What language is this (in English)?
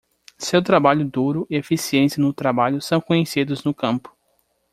Portuguese